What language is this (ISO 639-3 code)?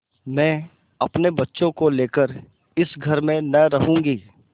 hin